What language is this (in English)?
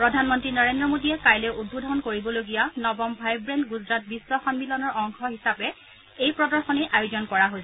Assamese